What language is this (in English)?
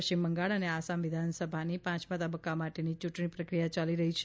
Gujarati